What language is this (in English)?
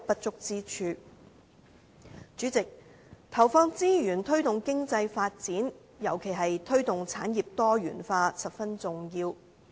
Cantonese